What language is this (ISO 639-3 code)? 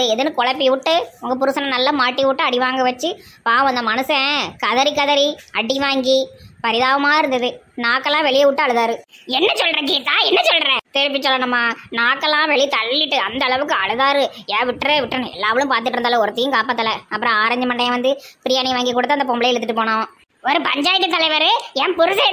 tha